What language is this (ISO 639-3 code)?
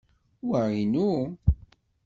kab